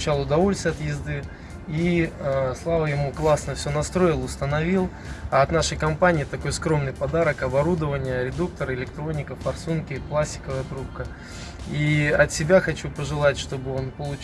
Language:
Russian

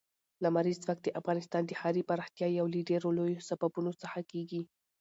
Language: Pashto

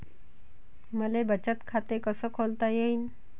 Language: Marathi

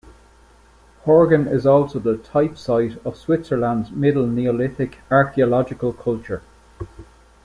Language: English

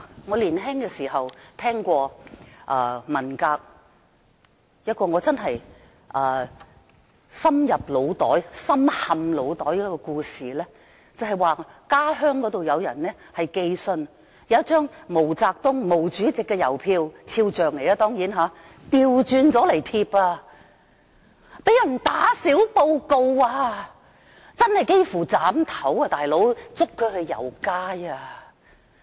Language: Cantonese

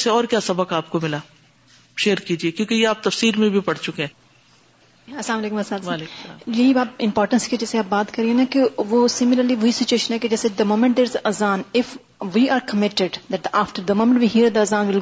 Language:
Urdu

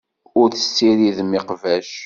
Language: Kabyle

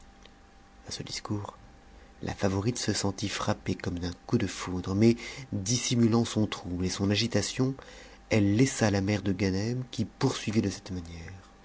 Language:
French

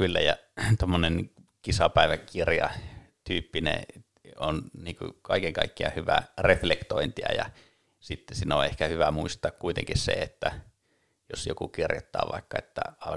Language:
Finnish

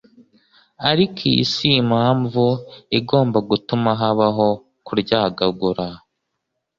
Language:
Kinyarwanda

